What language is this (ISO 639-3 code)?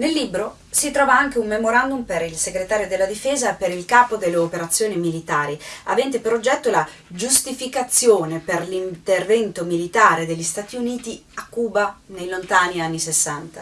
ita